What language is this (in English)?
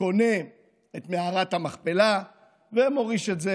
Hebrew